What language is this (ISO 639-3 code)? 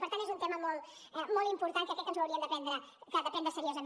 cat